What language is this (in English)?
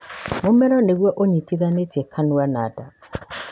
Kikuyu